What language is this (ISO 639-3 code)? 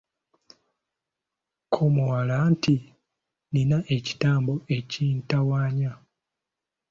lug